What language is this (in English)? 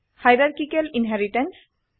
Assamese